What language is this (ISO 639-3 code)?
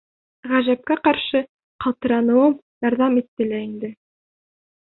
bak